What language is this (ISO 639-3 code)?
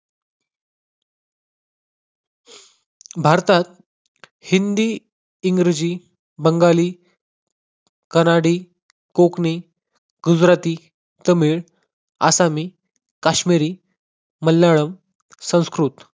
mar